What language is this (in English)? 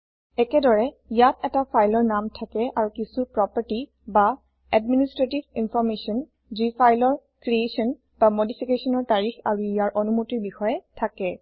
Assamese